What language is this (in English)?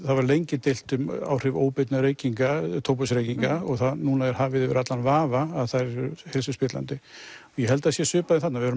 Icelandic